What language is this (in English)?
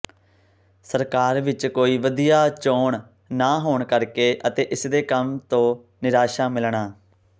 Punjabi